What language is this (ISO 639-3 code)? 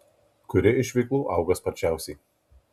lit